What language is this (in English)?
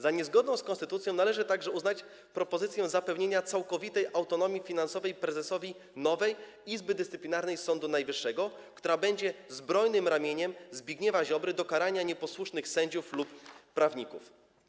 Polish